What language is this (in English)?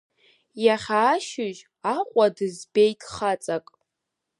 Abkhazian